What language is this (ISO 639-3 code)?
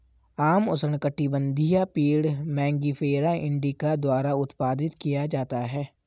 hin